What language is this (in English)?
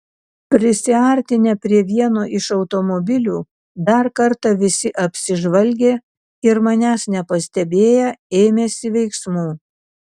Lithuanian